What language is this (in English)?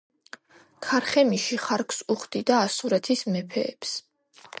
Georgian